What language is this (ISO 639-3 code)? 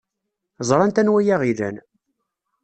kab